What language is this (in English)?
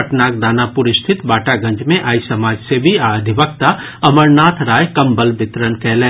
Maithili